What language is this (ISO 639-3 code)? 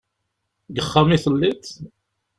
kab